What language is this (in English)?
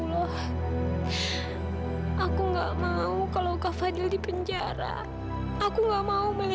Indonesian